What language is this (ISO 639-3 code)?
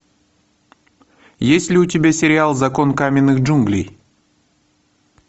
rus